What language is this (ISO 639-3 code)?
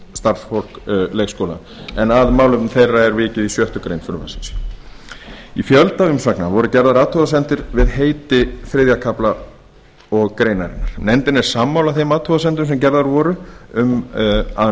isl